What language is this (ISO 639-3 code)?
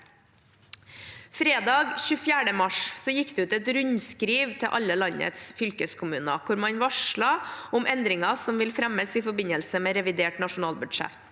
nor